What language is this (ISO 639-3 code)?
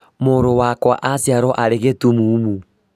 kik